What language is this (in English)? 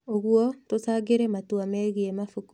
Kikuyu